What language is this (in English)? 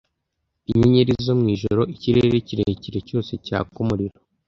Kinyarwanda